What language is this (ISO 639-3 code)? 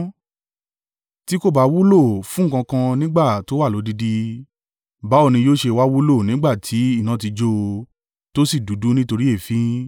yor